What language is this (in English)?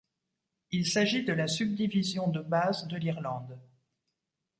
French